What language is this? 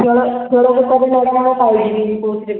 Odia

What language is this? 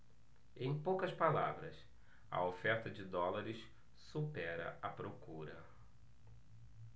Portuguese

